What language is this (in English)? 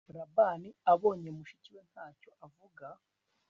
Kinyarwanda